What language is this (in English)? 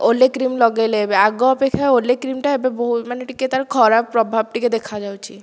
Odia